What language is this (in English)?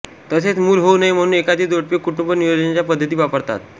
Marathi